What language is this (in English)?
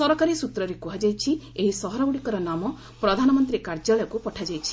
Odia